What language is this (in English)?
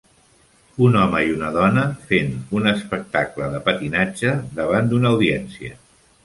Catalan